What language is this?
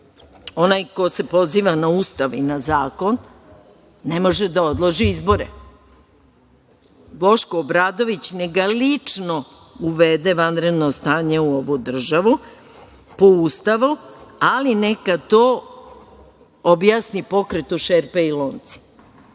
Serbian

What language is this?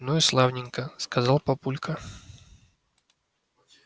Russian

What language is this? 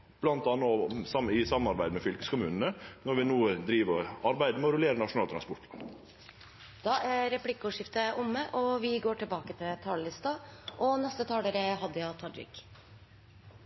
Norwegian Nynorsk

